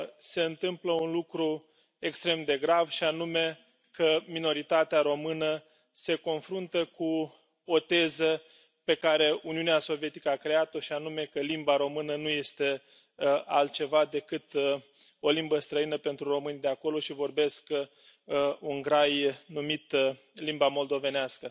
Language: Romanian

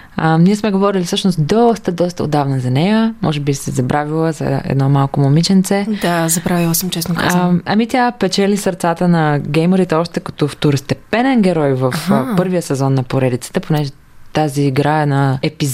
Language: Bulgarian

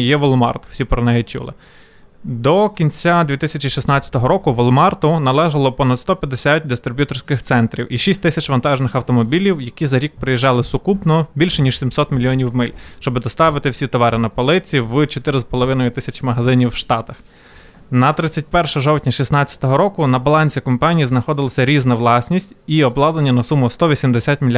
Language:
Ukrainian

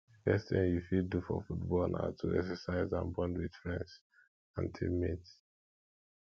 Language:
Nigerian Pidgin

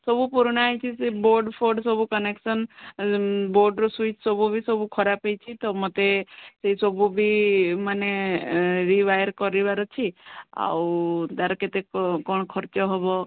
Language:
Odia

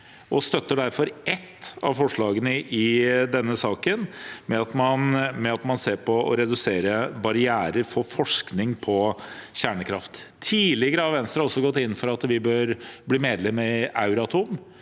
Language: Norwegian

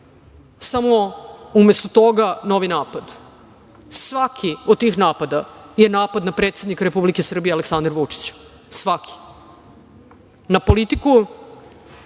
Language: Serbian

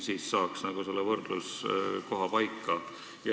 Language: Estonian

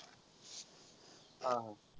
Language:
Marathi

